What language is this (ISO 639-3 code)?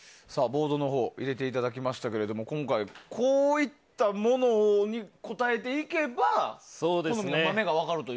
jpn